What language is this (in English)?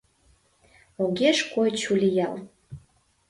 Mari